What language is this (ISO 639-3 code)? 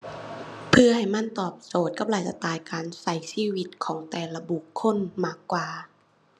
tha